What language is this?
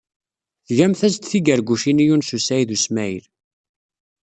Kabyle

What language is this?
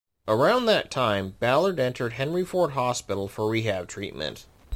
English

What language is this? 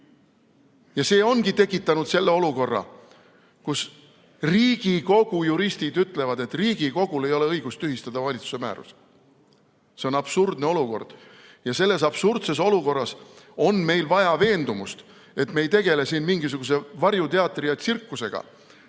Estonian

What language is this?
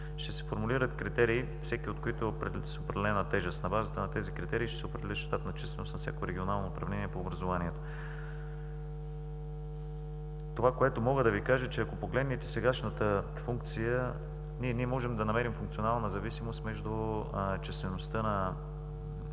Bulgarian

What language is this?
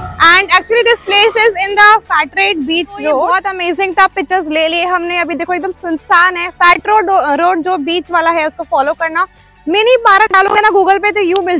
Hindi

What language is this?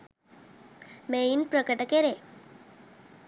Sinhala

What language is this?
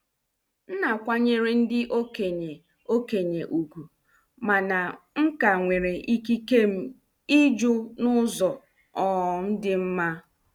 Igbo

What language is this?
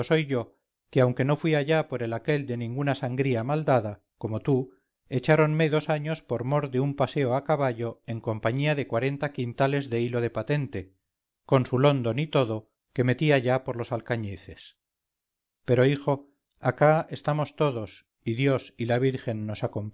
Spanish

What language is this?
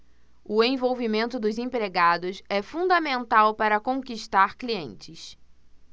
Portuguese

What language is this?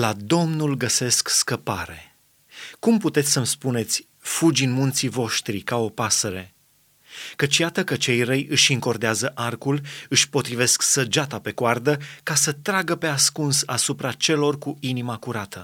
Romanian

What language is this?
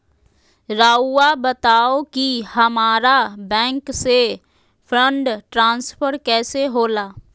Magahi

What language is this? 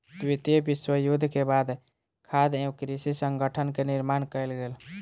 Maithili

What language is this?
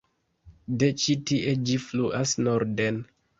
Esperanto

